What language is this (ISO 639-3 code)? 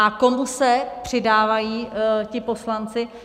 ces